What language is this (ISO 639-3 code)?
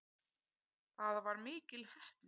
isl